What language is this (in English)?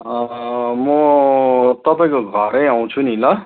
Nepali